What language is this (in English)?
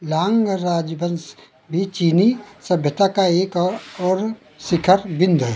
Hindi